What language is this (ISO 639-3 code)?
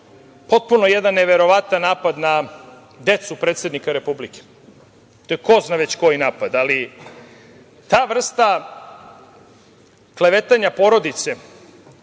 srp